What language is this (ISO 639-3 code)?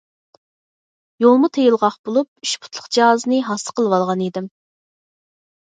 uig